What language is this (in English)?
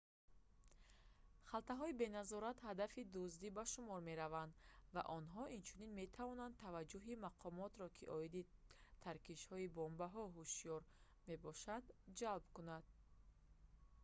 Tajik